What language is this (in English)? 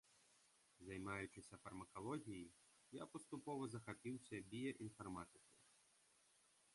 Belarusian